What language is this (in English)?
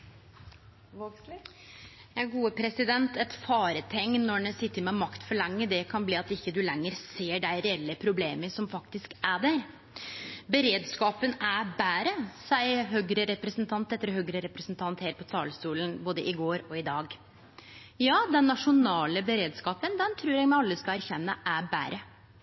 Norwegian Nynorsk